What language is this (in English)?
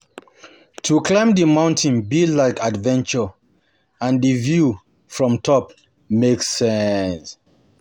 Nigerian Pidgin